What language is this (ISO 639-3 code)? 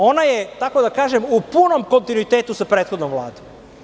srp